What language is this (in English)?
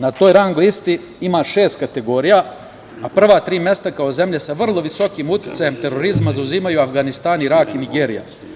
Serbian